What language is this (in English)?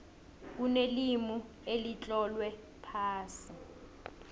South Ndebele